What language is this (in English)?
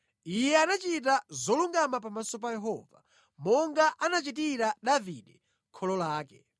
Nyanja